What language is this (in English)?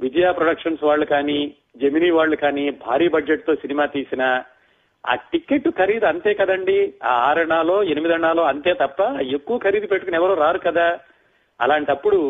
Telugu